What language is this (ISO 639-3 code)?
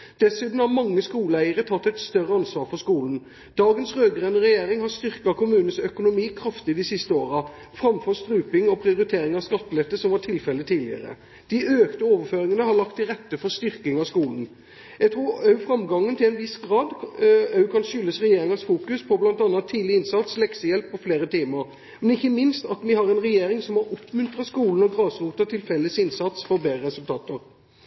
nob